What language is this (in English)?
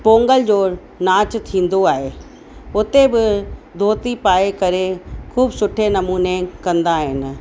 Sindhi